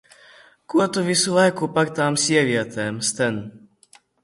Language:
Latvian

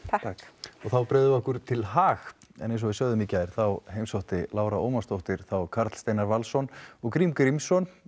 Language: Icelandic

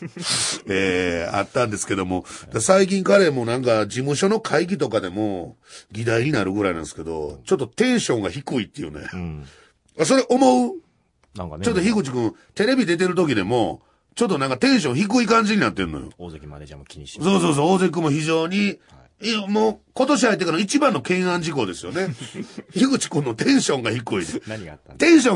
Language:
Japanese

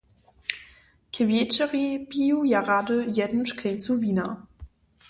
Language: Upper Sorbian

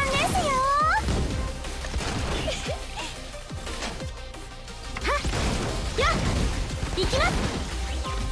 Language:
Japanese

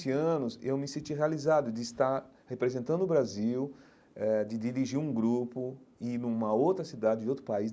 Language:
Portuguese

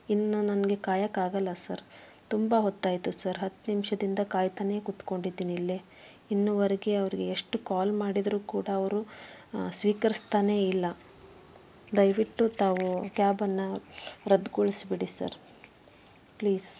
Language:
Kannada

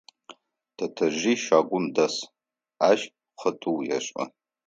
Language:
Adyghe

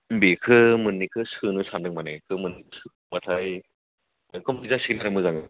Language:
Bodo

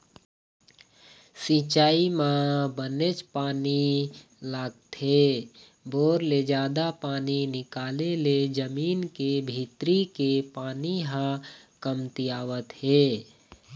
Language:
Chhattisgarhi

